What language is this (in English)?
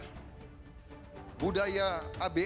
Indonesian